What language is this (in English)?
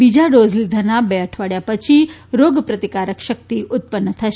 Gujarati